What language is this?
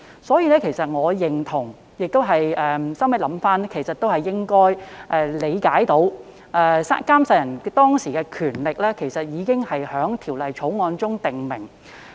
Cantonese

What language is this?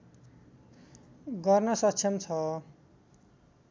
Nepali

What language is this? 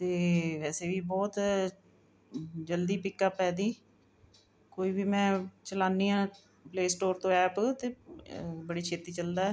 Punjabi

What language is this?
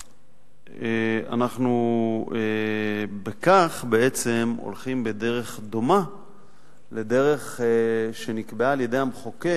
Hebrew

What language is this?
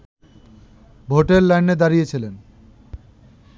Bangla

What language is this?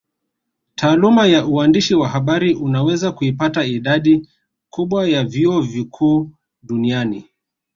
Swahili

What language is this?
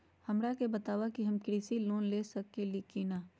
Magahi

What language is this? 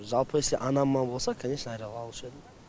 Kazakh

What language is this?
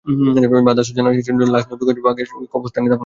Bangla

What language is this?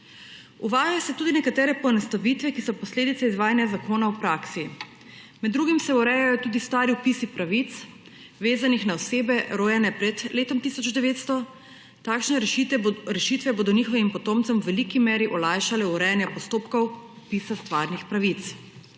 Slovenian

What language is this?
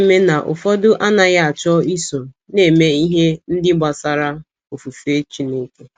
Igbo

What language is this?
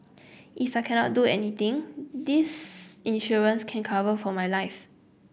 English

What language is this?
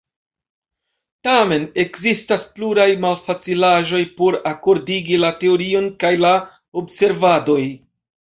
Esperanto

